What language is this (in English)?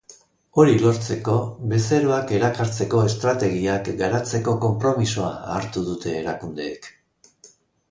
Basque